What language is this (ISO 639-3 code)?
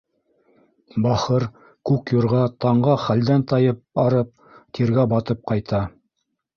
bak